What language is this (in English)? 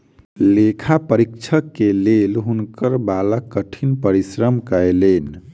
Maithili